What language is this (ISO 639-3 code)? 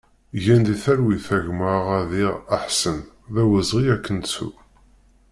kab